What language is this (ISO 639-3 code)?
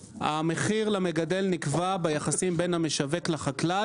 heb